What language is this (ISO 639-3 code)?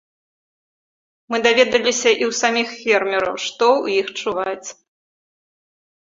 bel